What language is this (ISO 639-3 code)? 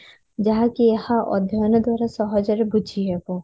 ori